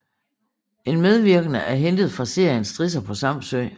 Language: Danish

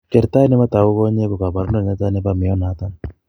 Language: Kalenjin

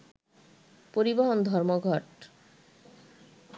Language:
Bangla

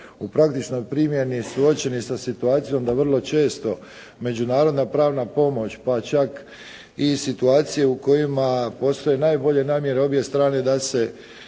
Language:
Croatian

